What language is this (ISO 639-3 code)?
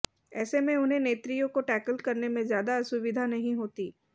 hin